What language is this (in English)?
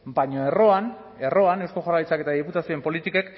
Basque